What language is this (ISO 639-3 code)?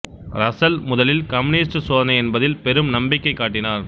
tam